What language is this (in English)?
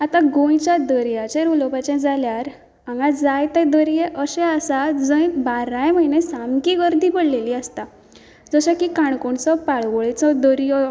Konkani